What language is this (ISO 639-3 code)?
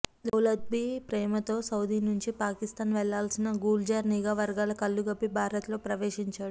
tel